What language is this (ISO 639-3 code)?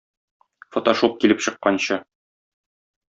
tat